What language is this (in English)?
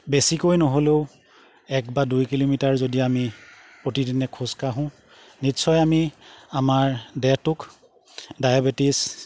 Assamese